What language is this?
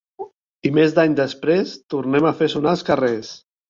Catalan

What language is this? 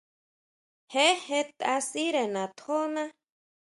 Huautla Mazatec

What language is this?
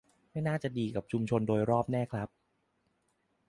Thai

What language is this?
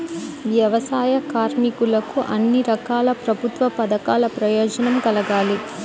Telugu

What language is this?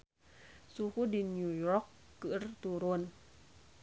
Sundanese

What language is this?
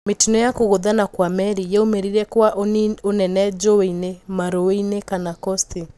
Kikuyu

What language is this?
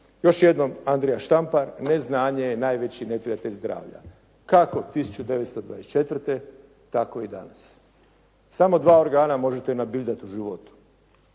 Croatian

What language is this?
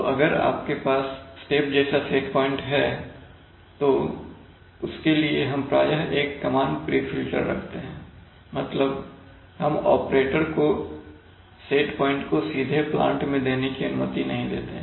Hindi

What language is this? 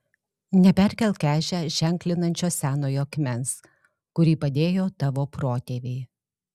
Lithuanian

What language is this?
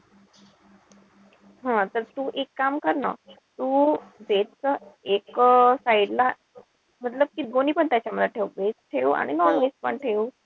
Marathi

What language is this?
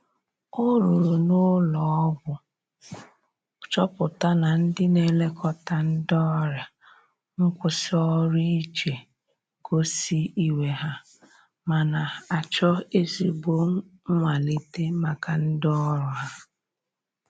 Igbo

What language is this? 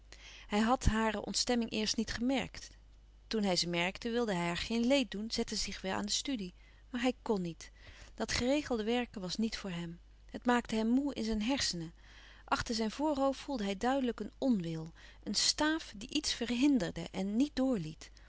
Dutch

